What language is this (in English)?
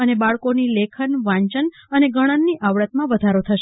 Gujarati